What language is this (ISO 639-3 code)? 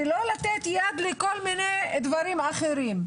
heb